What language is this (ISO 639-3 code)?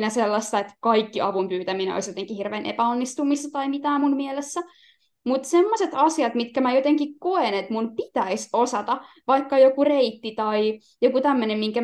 fin